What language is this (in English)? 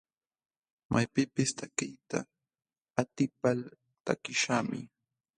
Jauja Wanca Quechua